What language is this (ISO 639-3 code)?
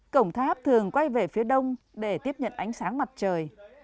vie